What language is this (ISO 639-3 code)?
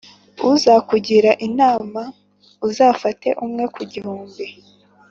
kin